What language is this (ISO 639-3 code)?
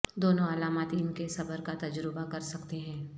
urd